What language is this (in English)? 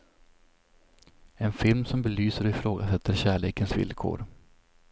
Swedish